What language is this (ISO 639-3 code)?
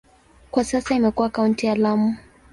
swa